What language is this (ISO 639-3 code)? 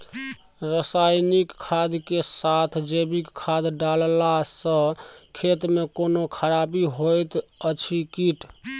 mai